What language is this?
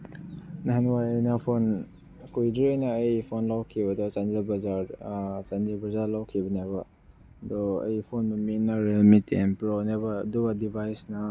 Manipuri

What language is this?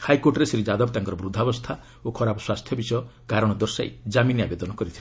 Odia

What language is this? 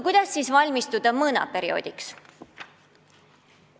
Estonian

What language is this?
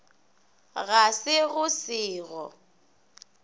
Northern Sotho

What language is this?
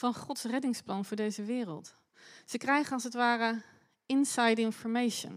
Dutch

